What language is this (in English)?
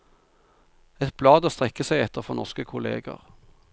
Norwegian